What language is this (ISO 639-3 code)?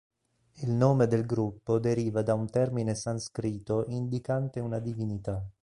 ita